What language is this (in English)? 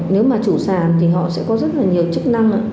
Vietnamese